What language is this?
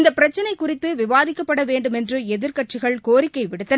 Tamil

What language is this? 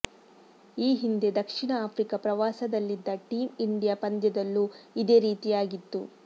Kannada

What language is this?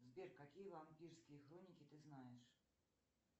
Russian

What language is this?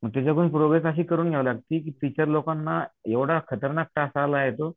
Marathi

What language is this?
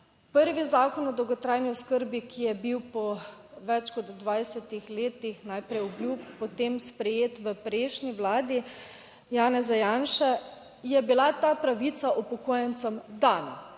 Slovenian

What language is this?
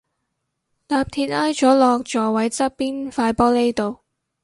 Cantonese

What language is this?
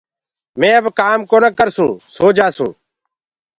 Gurgula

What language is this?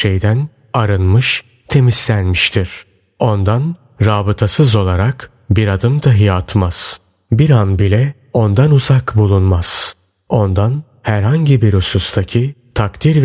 Turkish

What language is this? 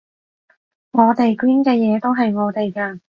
Cantonese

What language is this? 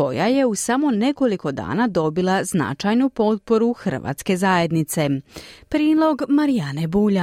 Croatian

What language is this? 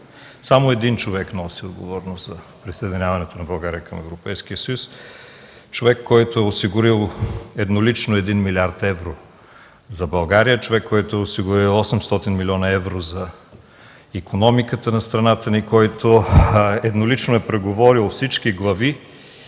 Bulgarian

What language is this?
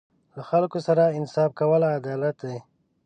Pashto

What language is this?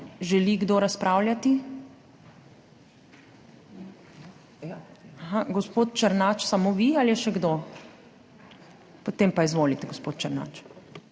Slovenian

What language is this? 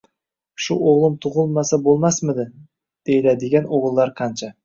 Uzbek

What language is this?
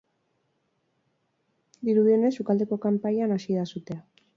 Basque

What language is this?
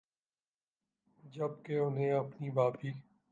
Urdu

